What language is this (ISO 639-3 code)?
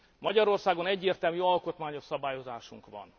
hun